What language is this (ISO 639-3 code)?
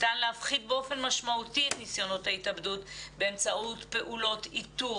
heb